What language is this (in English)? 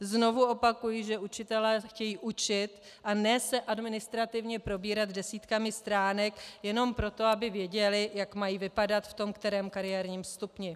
Czech